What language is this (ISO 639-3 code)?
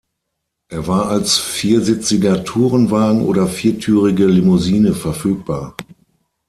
deu